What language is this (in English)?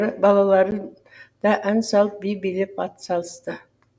Kazakh